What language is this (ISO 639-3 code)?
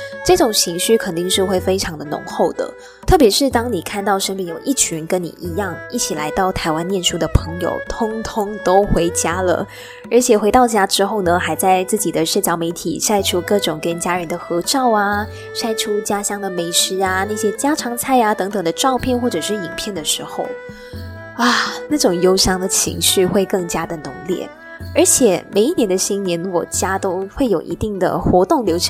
zho